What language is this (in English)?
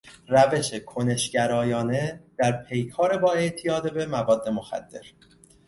Persian